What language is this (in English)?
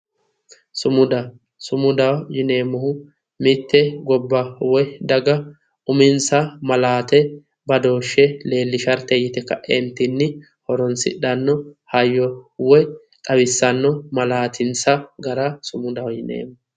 Sidamo